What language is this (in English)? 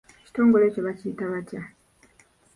Ganda